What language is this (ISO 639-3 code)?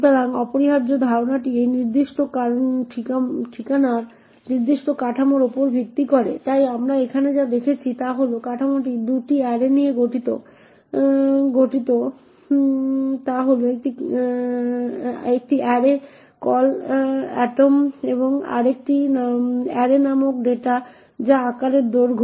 ben